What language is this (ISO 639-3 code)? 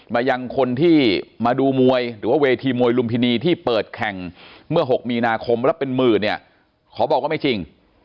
tha